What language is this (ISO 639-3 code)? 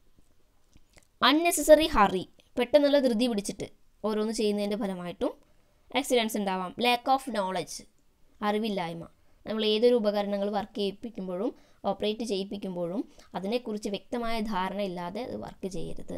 tha